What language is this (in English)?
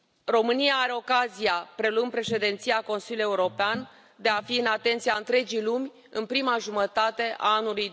Romanian